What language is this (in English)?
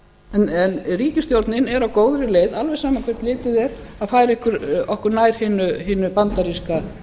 Icelandic